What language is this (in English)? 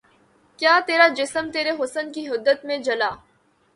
Urdu